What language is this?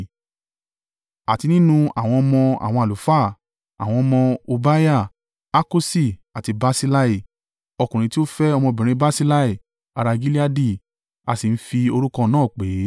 Yoruba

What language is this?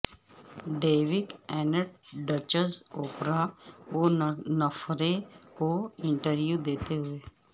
Urdu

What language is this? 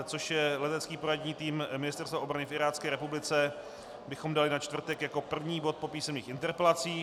Czech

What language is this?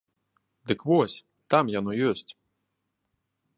Belarusian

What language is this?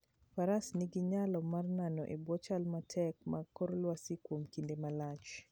Luo (Kenya and Tanzania)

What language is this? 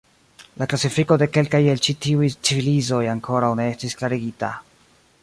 Esperanto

